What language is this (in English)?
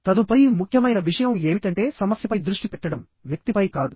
Telugu